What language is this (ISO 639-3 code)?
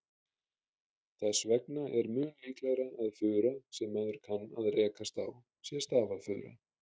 isl